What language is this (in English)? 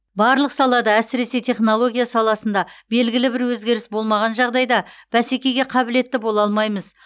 Kazakh